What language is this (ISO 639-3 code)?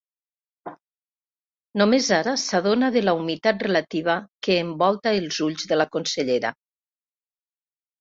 cat